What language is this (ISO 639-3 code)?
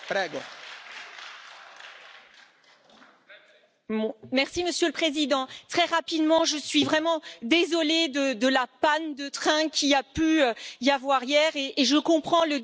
fra